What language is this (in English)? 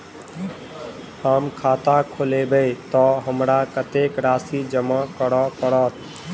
Maithili